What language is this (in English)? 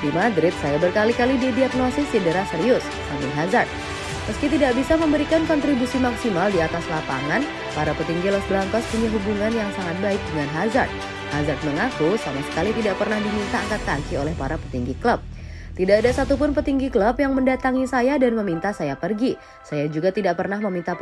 Indonesian